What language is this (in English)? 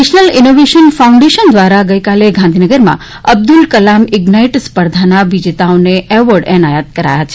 Gujarati